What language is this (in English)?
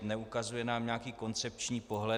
Czech